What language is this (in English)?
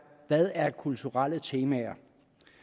Danish